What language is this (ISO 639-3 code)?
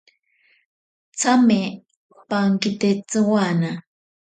prq